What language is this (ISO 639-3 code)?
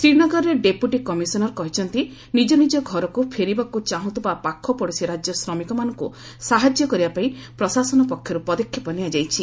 ori